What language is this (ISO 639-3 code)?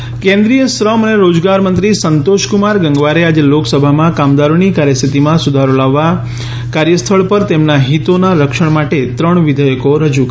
guj